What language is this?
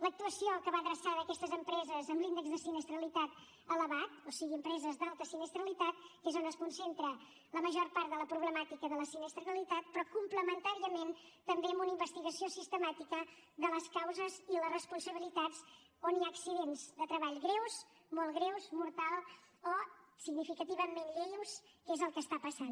Catalan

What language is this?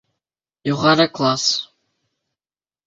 Bashkir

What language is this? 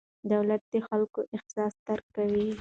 Pashto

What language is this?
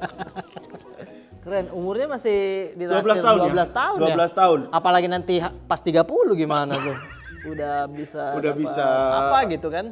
Indonesian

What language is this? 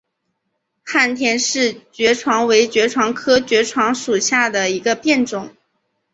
Chinese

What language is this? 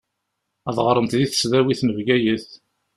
Kabyle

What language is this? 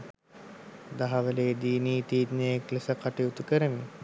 Sinhala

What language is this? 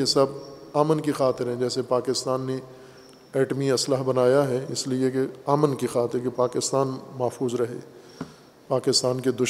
Urdu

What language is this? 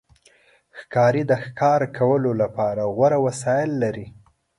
Pashto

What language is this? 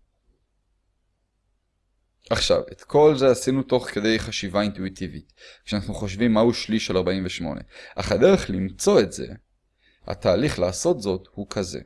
Hebrew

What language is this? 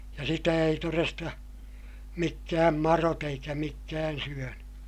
Finnish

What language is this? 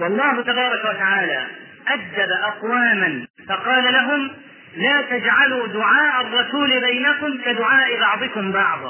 Arabic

